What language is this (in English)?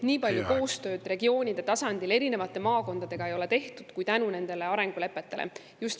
Estonian